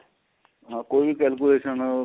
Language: Punjabi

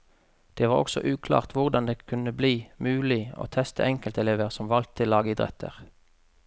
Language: Norwegian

